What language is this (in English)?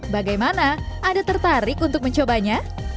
Indonesian